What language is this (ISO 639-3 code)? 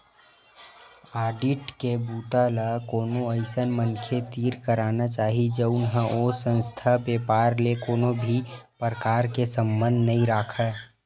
hne